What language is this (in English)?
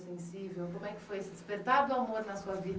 Portuguese